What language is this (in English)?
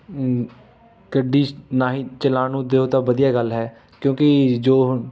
Punjabi